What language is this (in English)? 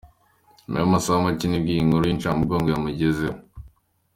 Kinyarwanda